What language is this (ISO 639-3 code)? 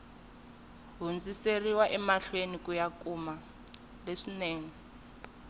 tso